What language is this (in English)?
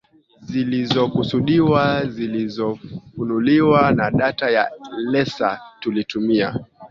Swahili